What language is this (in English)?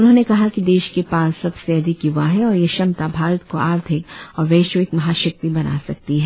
Hindi